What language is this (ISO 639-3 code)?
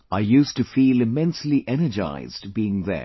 eng